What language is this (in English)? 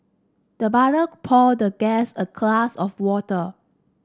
English